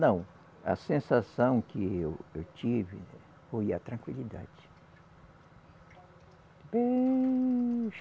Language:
Portuguese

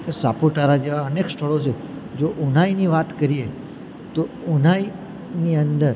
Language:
Gujarati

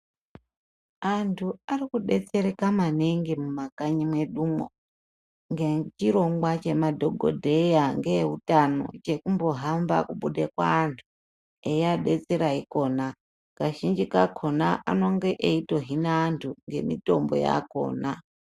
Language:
Ndau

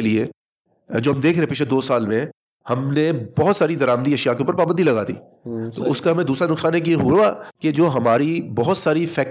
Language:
Urdu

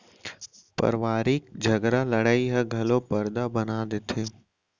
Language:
Chhattisgarhi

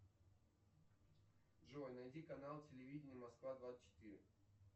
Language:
Russian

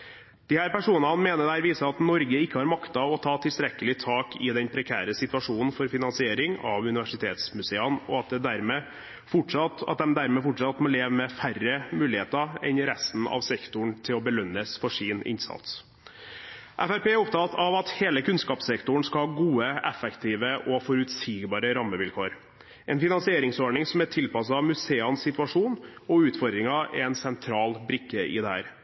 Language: Norwegian Bokmål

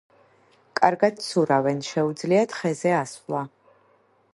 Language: Georgian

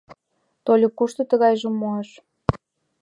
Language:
Mari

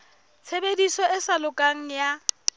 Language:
Southern Sotho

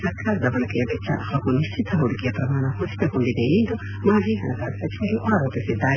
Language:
Kannada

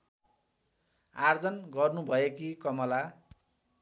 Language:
Nepali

